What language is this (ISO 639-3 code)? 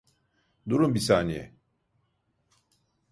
tur